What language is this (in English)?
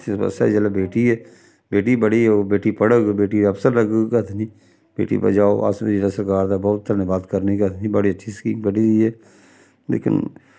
Dogri